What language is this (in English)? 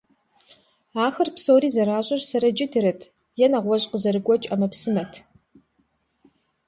Kabardian